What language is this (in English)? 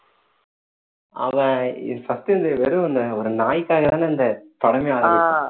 Tamil